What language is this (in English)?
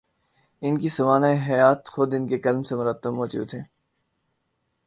Urdu